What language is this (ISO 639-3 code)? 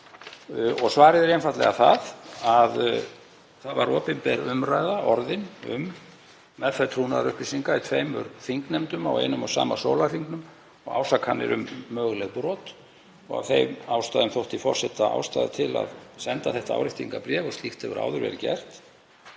isl